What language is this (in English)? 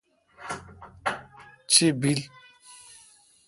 Kalkoti